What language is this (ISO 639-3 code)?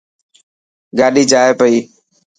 mki